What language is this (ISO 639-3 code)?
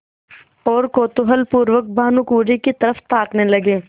hin